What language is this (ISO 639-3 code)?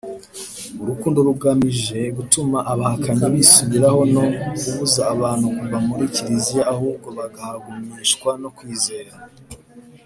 kin